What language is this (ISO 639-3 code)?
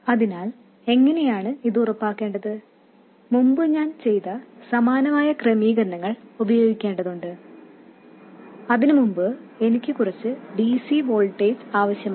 mal